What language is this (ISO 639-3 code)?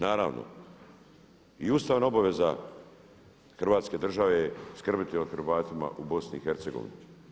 hrv